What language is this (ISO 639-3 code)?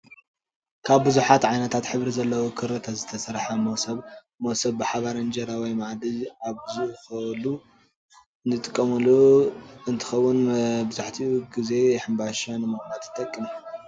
tir